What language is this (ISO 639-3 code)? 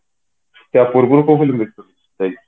ori